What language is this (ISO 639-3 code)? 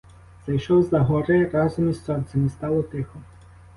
ukr